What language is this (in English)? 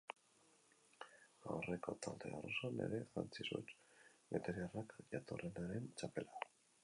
Basque